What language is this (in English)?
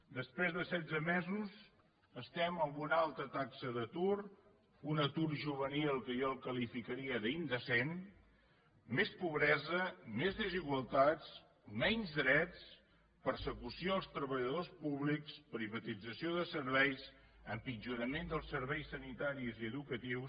Catalan